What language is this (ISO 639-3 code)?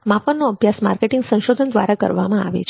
guj